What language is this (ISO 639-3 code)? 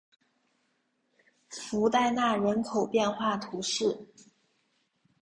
zho